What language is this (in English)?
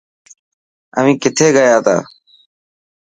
Dhatki